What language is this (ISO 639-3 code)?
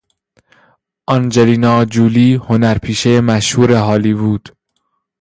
fas